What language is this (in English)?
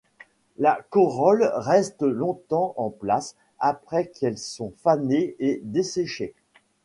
French